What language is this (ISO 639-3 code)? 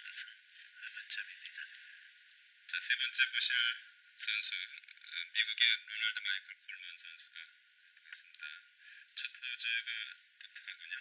kor